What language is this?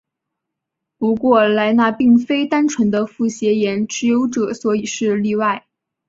Chinese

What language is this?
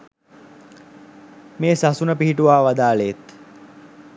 Sinhala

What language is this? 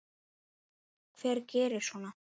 Icelandic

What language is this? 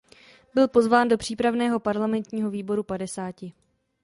Czech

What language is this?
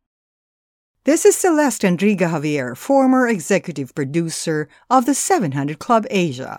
Filipino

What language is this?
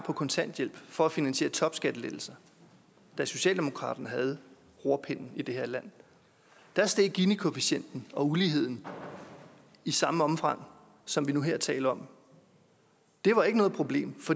Danish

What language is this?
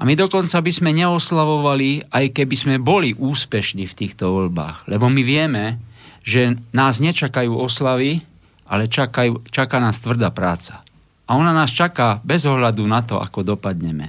Slovak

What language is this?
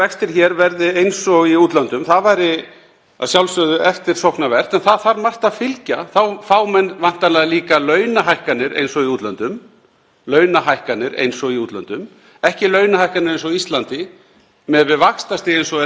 Icelandic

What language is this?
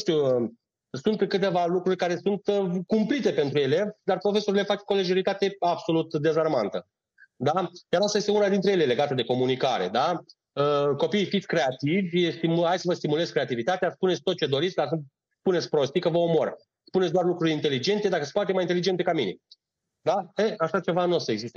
Romanian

